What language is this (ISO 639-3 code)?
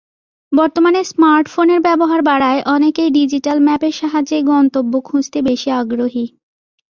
ben